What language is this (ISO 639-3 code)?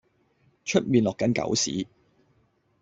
yue